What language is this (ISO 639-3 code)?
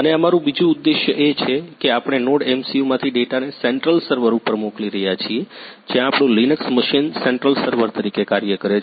guj